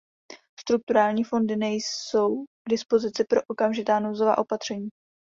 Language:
Czech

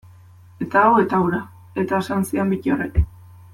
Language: Basque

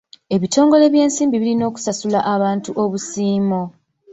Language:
Ganda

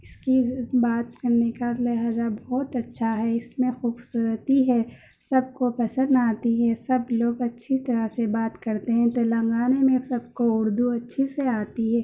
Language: Urdu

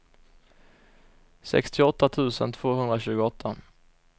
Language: Swedish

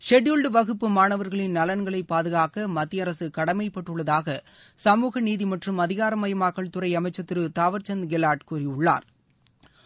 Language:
Tamil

